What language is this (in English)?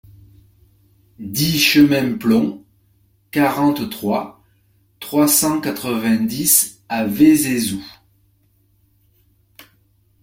French